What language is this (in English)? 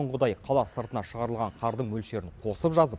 Kazakh